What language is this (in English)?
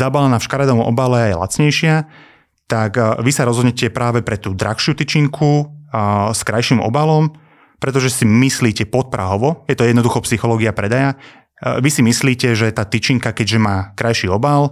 Slovak